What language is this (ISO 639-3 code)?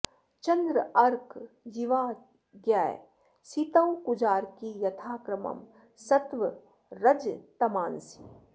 san